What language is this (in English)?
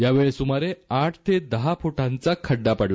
Marathi